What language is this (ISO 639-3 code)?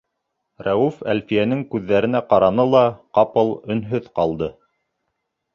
bak